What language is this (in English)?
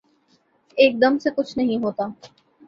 Urdu